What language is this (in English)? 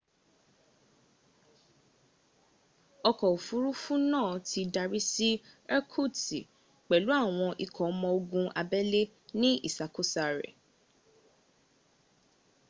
Yoruba